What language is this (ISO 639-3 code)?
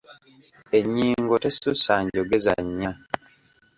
lug